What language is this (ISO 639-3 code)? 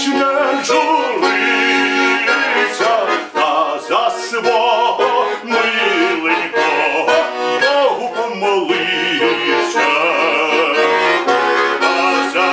ron